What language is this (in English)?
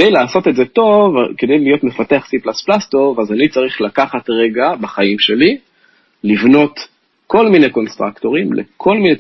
Hebrew